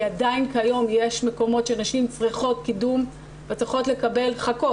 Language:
Hebrew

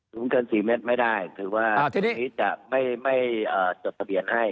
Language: Thai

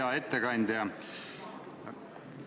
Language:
Estonian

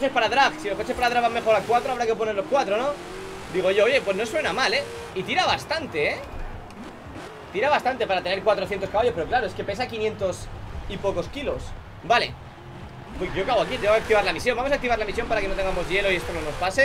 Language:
Spanish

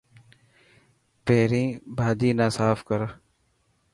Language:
Dhatki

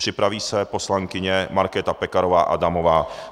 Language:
Czech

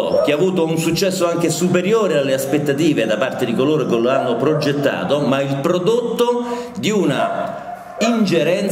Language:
Italian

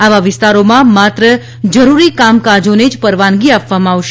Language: Gujarati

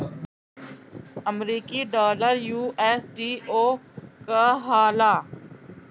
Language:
Bhojpuri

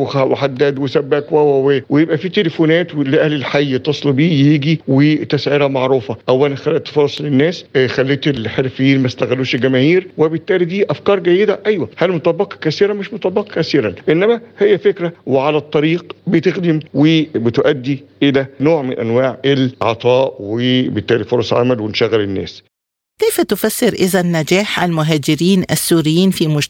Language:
Arabic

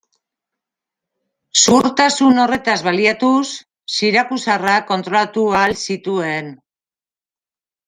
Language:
Basque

